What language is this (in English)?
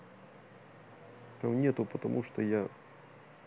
Russian